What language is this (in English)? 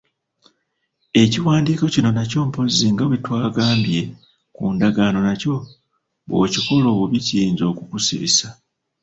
Ganda